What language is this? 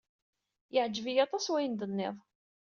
Kabyle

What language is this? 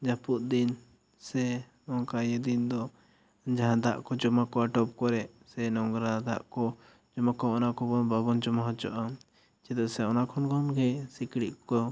Santali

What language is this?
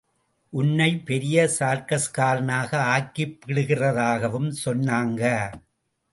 Tamil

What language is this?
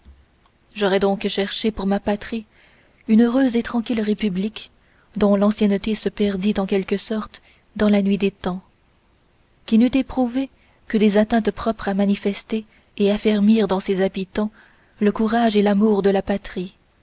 French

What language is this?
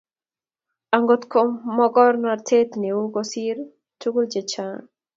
Kalenjin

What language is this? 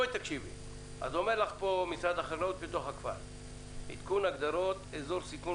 Hebrew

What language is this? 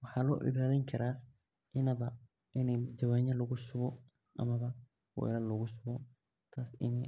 Somali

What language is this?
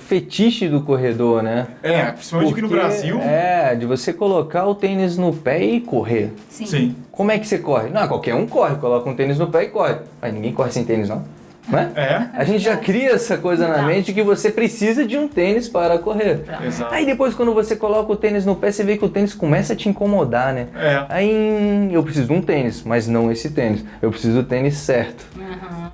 Portuguese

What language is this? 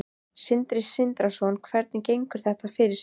Icelandic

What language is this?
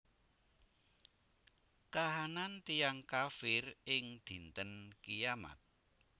Javanese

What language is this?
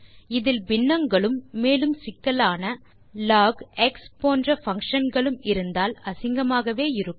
Tamil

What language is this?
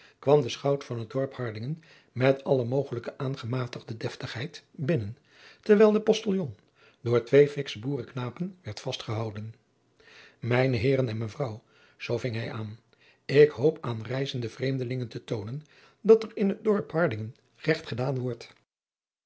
Dutch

